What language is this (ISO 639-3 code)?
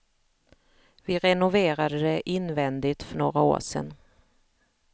swe